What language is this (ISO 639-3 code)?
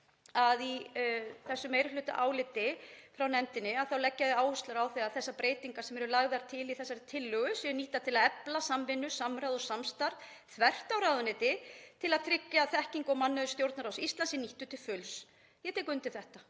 isl